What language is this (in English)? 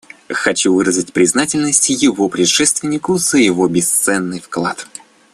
Russian